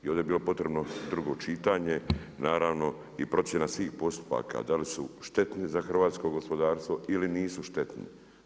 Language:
Croatian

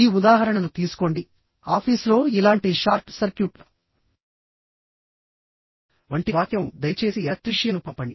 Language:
Telugu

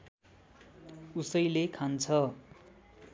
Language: Nepali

